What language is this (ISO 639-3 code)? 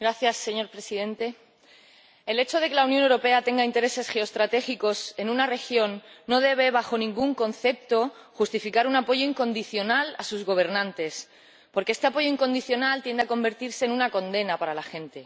spa